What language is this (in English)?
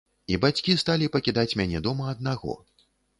Belarusian